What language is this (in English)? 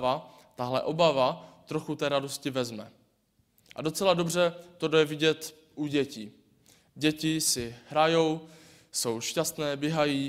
Czech